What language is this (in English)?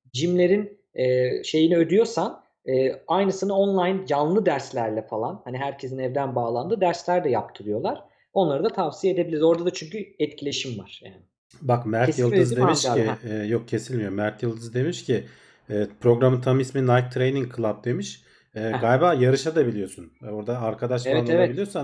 Turkish